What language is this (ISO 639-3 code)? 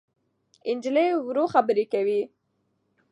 pus